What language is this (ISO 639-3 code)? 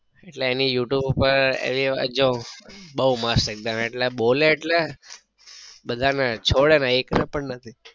guj